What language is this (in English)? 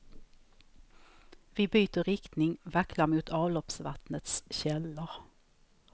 Swedish